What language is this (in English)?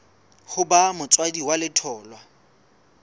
Southern Sotho